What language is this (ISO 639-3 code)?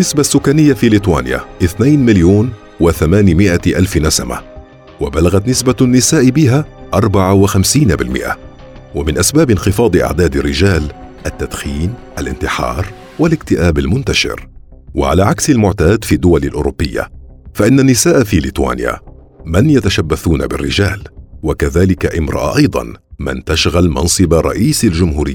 ara